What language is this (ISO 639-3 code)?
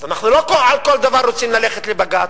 heb